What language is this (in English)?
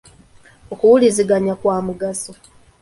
Ganda